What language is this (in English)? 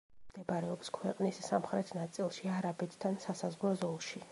Georgian